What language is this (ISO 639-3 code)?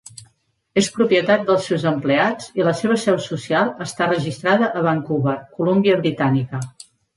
cat